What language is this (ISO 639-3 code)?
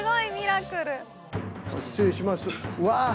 jpn